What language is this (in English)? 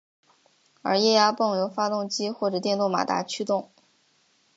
Chinese